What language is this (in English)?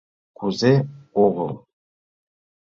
Mari